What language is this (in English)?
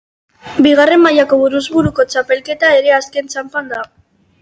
Basque